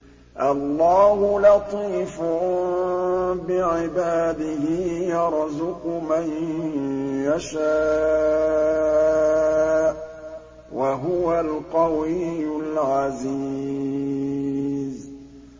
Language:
Arabic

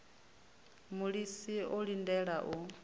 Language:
Venda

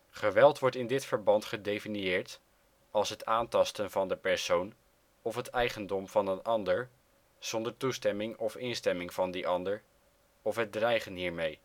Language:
Dutch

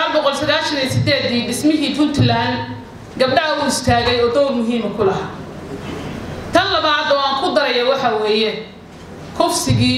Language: Arabic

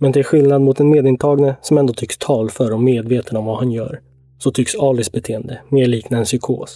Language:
Swedish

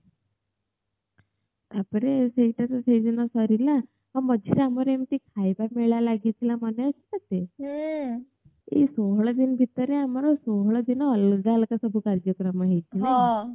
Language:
Odia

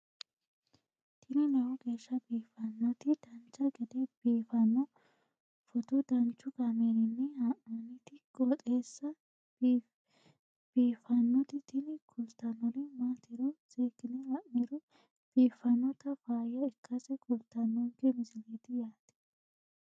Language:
Sidamo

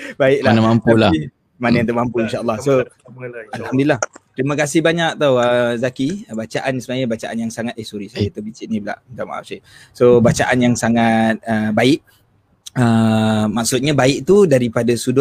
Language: Malay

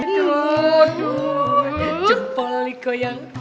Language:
Indonesian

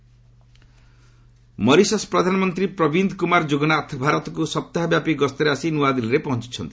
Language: Odia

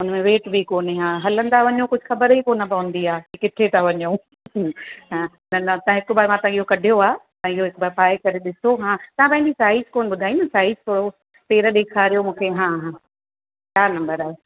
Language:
Sindhi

